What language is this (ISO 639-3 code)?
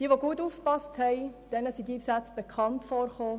gsw